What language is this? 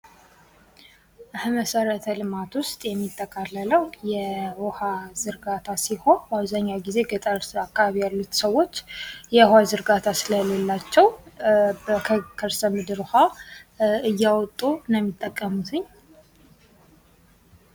Amharic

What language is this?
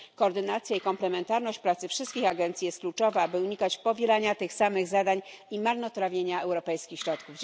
Polish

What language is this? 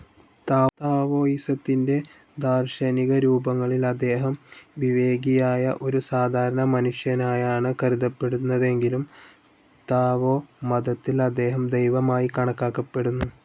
Malayalam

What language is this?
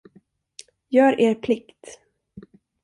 Swedish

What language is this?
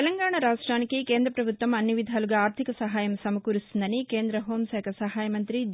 Telugu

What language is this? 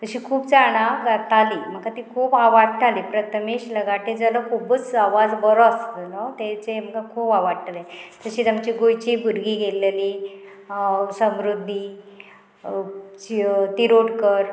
Konkani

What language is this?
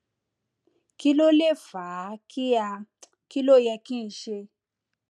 Yoruba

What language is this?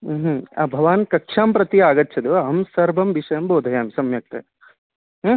Sanskrit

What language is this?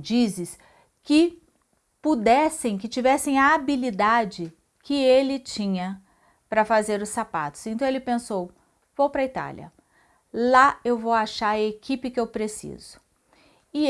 Portuguese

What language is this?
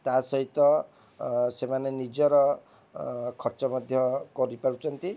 Odia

